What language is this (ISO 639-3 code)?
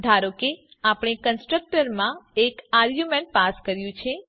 guj